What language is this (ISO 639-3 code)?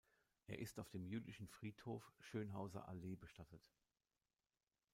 deu